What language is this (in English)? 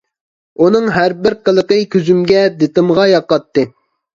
Uyghur